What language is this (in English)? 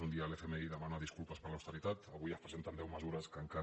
Catalan